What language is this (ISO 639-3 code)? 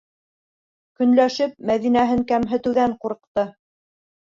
bak